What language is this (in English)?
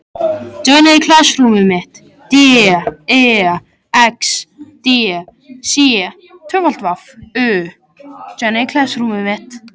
Icelandic